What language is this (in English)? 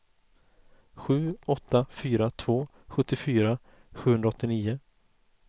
Swedish